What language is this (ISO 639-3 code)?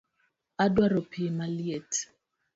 luo